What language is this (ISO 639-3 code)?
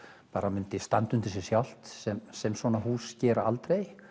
isl